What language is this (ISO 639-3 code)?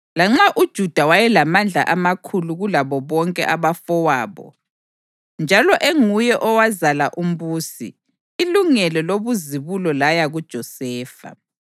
nde